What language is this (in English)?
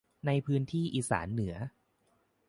Thai